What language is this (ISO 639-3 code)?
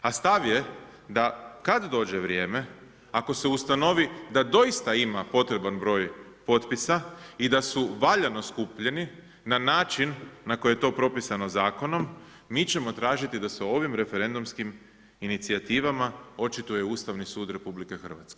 hrv